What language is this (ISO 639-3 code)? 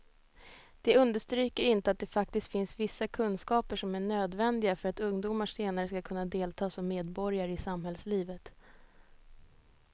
swe